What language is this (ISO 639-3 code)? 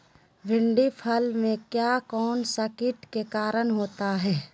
mag